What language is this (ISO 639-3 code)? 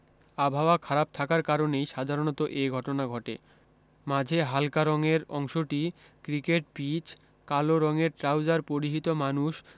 ben